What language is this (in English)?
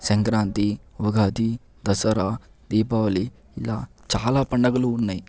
Telugu